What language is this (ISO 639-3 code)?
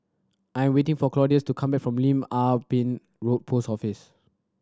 eng